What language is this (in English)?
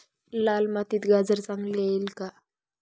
Marathi